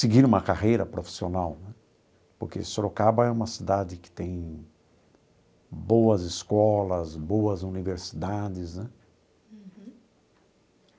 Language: Portuguese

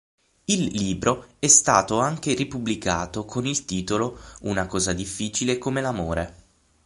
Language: Italian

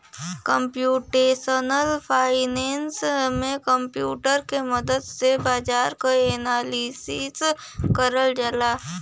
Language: Bhojpuri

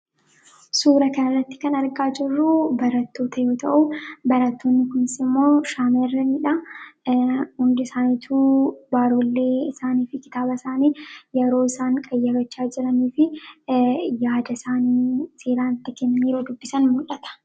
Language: Oromo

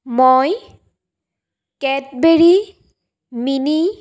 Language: Assamese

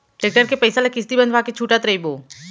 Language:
Chhattisgarhi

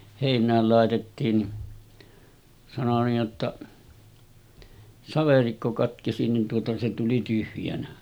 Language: Finnish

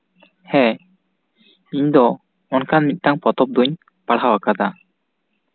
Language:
Santali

